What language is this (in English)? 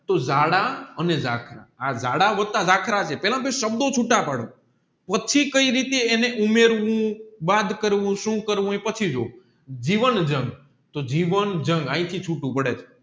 Gujarati